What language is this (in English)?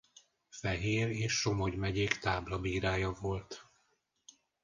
Hungarian